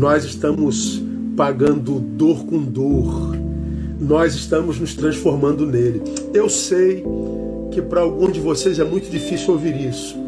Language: Portuguese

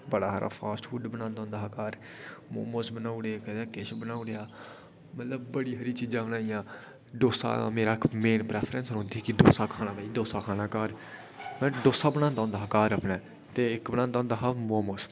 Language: Dogri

